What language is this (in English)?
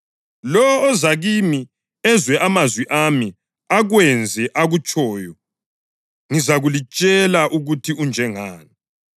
North Ndebele